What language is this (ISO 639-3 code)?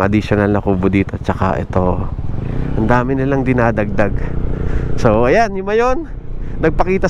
fil